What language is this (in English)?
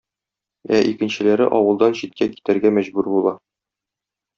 Tatar